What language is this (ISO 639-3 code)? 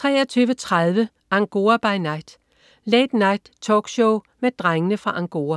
dan